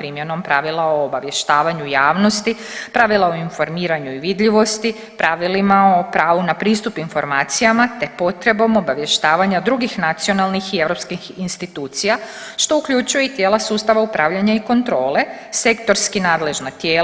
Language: Croatian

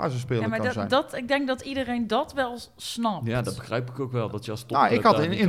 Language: Dutch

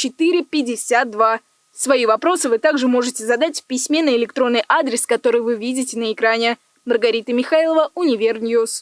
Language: Russian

